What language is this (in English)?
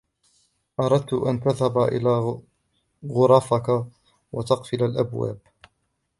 Arabic